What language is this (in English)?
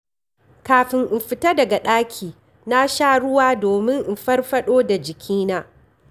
Hausa